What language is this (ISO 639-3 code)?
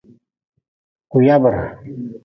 nmz